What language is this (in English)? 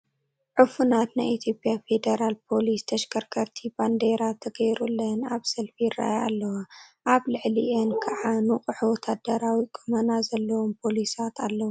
Tigrinya